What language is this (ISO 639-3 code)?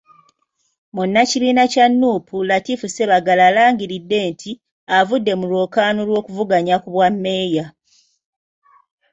lug